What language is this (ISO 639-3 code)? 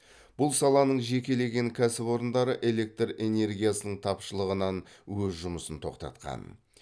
kaz